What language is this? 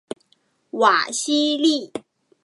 Chinese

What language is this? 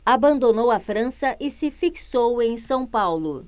Portuguese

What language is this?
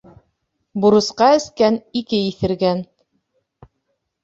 Bashkir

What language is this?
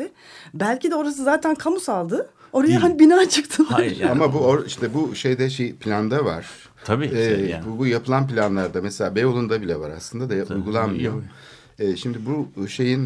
Turkish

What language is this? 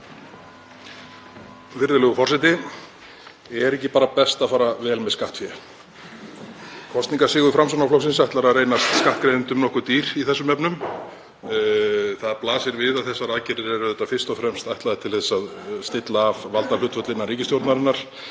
Icelandic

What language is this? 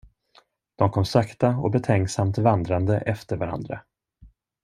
Swedish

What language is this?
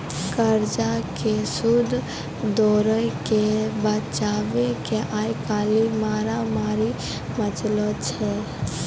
Maithili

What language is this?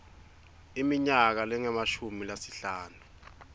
Swati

